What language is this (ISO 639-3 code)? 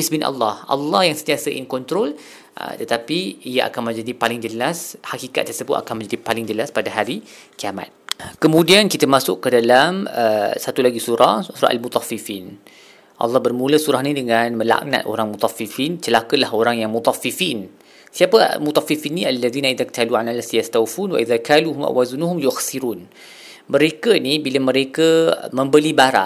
msa